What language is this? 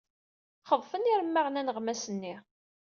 Kabyle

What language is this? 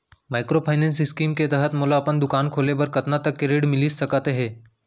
Chhattisgarhi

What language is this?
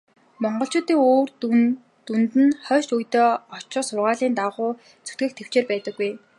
Mongolian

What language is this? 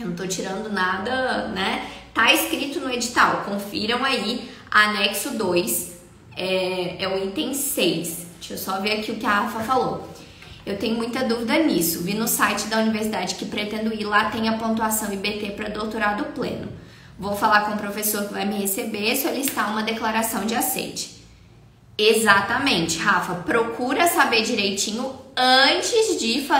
Portuguese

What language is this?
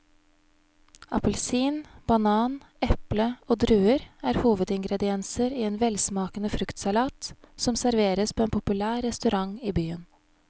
Norwegian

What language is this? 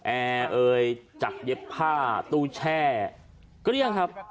Thai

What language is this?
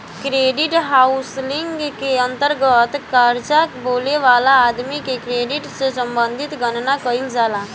Bhojpuri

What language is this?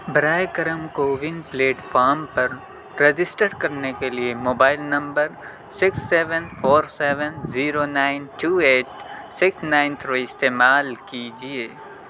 Urdu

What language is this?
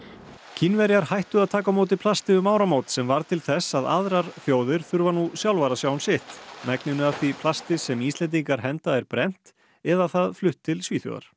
Icelandic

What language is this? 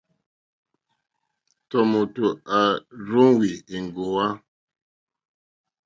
Mokpwe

